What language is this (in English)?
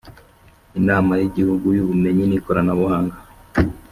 Kinyarwanda